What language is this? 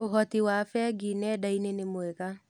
Kikuyu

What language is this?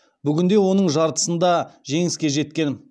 Kazakh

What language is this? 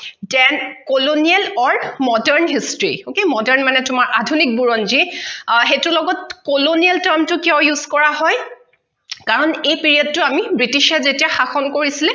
Assamese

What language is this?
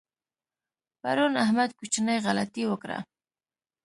Pashto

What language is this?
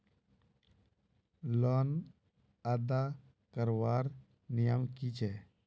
Magahi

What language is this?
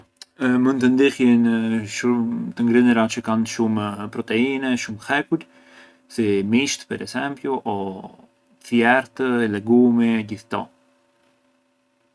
Arbëreshë Albanian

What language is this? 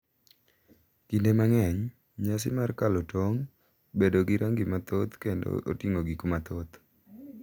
Luo (Kenya and Tanzania)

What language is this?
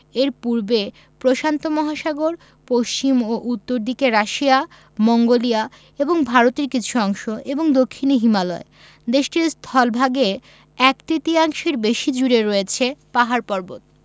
Bangla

